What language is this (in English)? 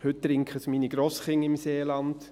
Swiss German